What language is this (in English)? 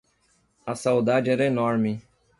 Portuguese